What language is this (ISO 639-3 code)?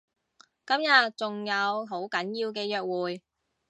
yue